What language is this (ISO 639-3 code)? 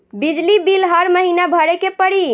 bho